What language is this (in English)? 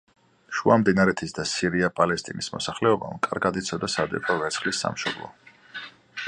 Georgian